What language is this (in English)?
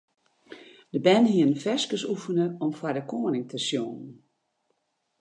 Western Frisian